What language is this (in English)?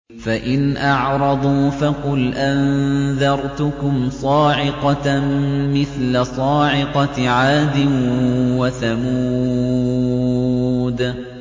Arabic